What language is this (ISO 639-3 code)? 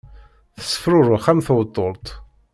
kab